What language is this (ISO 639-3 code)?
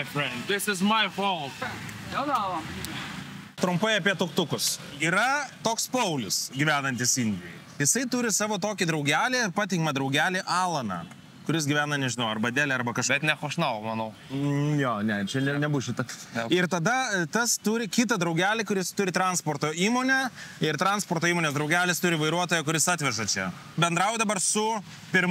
lit